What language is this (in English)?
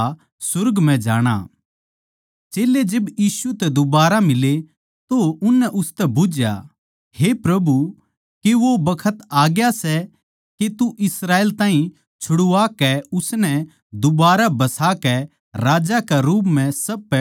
Haryanvi